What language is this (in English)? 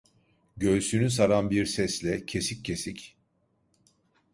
Turkish